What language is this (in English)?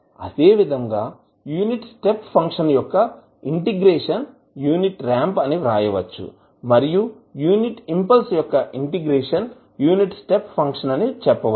Telugu